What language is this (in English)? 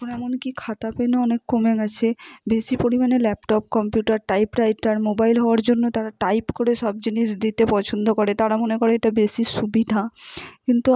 Bangla